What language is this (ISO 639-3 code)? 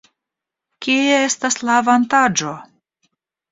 epo